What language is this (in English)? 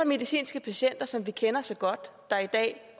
Danish